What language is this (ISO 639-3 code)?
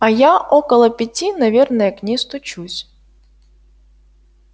rus